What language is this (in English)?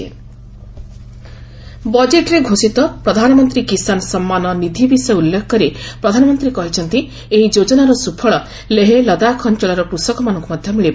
Odia